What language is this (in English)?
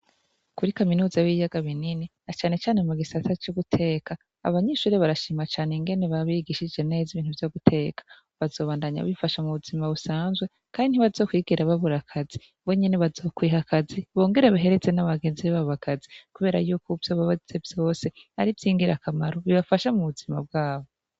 Rundi